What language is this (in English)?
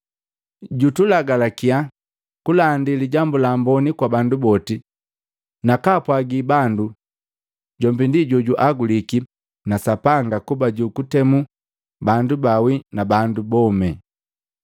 Matengo